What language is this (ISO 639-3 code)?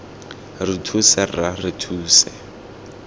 tsn